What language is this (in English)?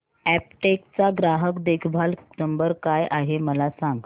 Marathi